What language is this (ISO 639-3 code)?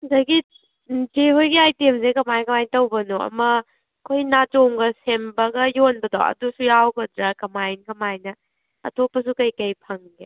mni